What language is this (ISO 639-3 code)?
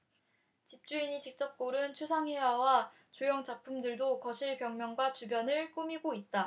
kor